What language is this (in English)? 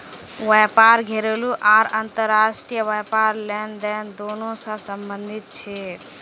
Magahi